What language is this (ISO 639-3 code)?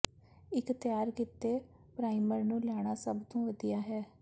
pan